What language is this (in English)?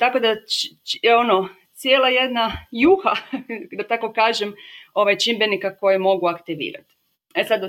Croatian